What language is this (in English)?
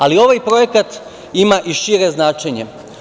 Serbian